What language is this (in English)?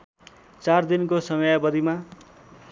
Nepali